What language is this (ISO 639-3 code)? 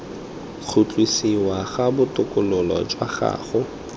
tsn